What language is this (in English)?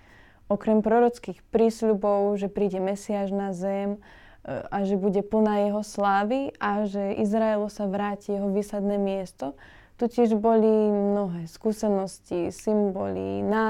Slovak